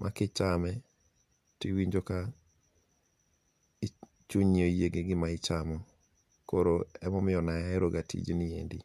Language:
Luo (Kenya and Tanzania)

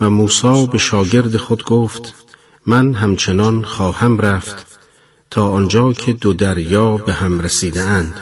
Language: Persian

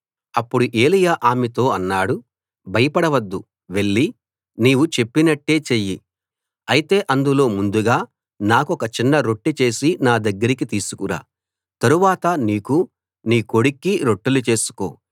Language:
Telugu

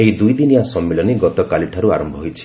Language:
Odia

